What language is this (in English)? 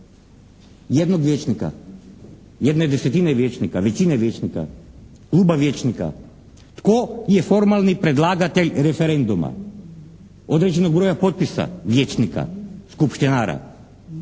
Croatian